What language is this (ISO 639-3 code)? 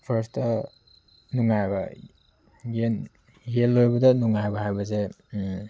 mni